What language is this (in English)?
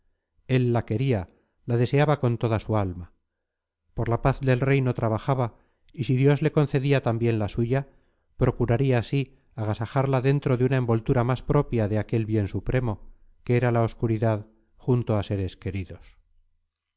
Spanish